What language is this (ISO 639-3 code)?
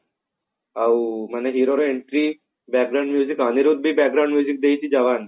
ori